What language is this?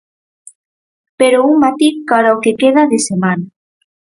Galician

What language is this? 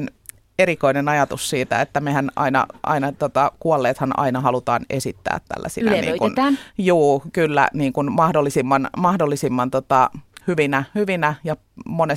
Finnish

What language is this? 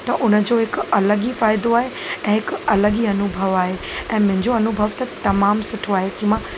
Sindhi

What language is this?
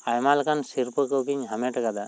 Santali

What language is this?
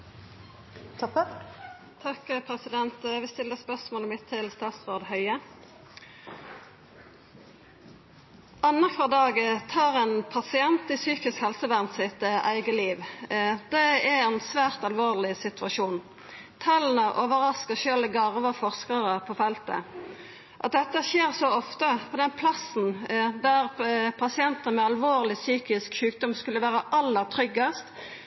Norwegian Nynorsk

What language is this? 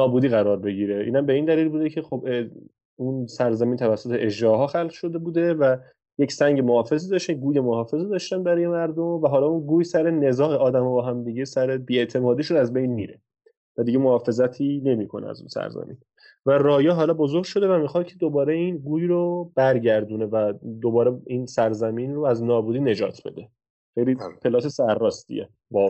Persian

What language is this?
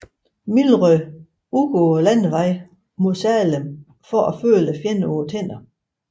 Danish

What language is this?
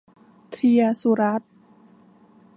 Thai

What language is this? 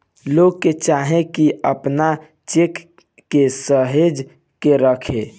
Bhojpuri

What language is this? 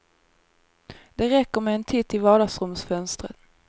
Swedish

